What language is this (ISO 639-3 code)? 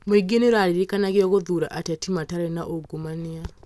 kik